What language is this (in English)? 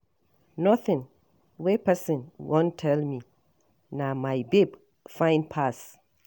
Nigerian Pidgin